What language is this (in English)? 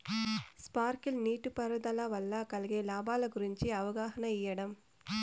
Telugu